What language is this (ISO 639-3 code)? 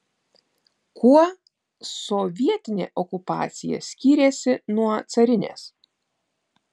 lit